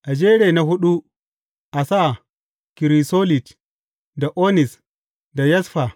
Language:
Hausa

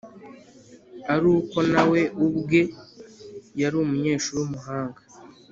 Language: Kinyarwanda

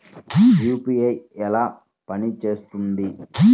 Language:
Telugu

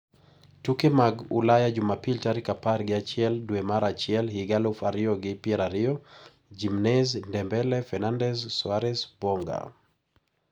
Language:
Luo (Kenya and Tanzania)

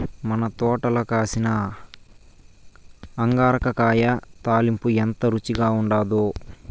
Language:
Telugu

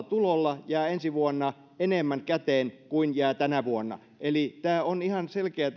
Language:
Finnish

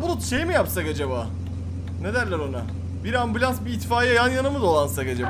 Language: Turkish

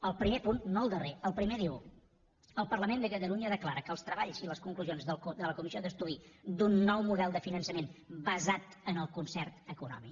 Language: Catalan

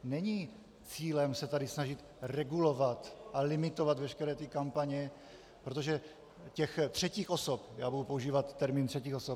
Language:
Czech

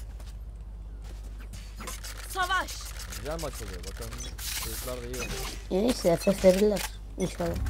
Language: Turkish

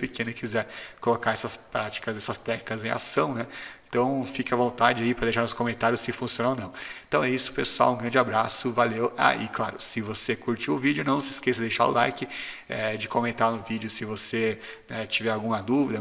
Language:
Portuguese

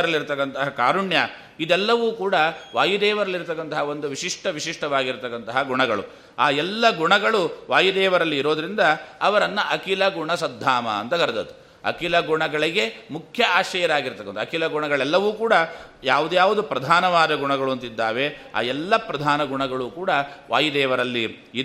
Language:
Kannada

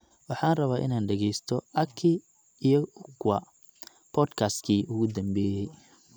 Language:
Somali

